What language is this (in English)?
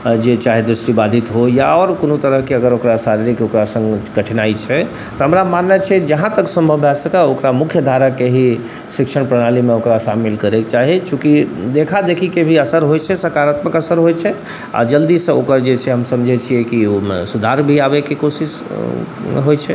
Maithili